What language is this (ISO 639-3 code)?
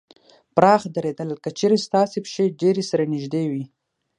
pus